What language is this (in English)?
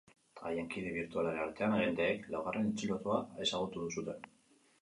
Basque